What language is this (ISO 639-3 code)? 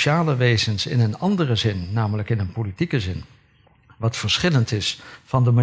nld